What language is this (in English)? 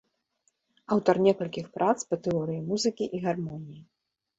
Belarusian